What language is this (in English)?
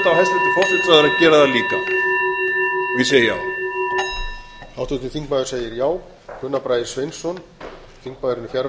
Icelandic